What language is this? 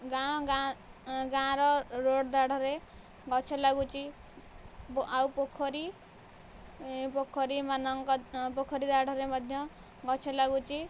Odia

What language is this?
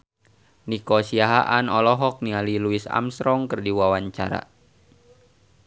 Sundanese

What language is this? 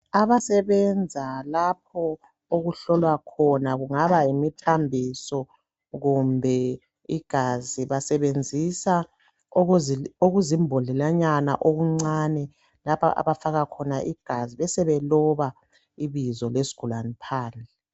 North Ndebele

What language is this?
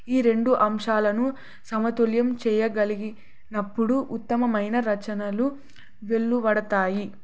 Telugu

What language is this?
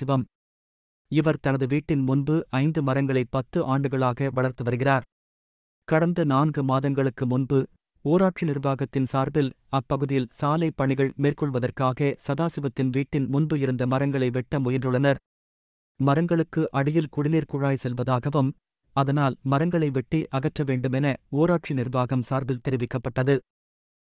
Tamil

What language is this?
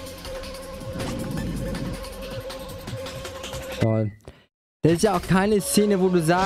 German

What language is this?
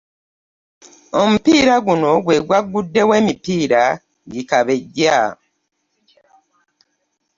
Ganda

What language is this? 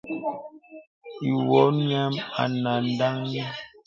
Bebele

